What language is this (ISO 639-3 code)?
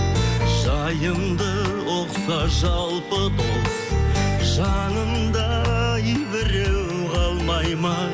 kaz